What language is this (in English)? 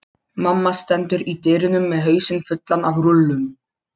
Icelandic